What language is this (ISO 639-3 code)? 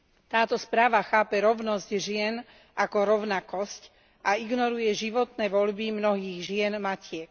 slk